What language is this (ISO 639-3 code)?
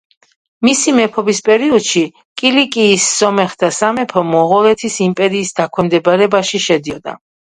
kat